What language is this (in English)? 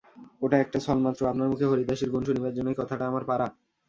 Bangla